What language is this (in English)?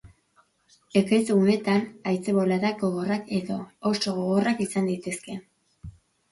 Basque